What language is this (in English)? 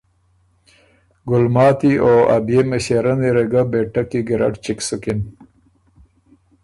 Ormuri